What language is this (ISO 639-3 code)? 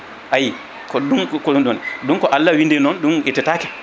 ful